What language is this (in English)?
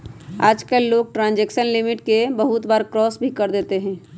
Magahi